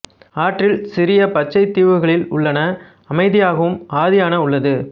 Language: Tamil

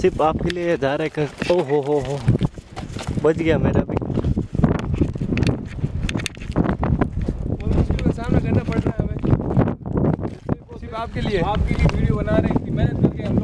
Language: Hindi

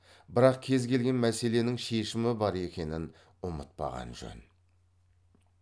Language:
Kazakh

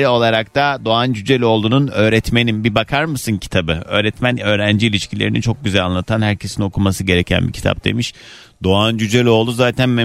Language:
Turkish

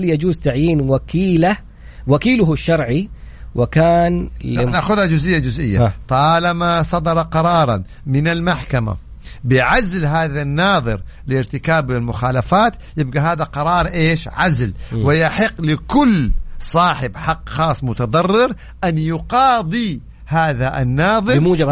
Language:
Arabic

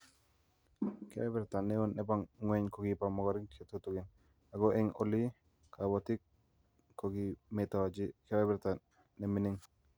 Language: Kalenjin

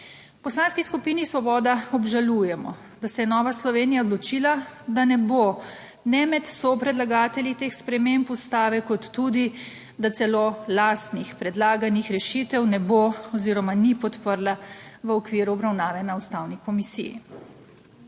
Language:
Slovenian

